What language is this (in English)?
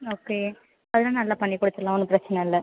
Tamil